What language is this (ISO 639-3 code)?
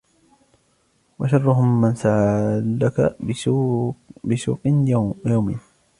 ara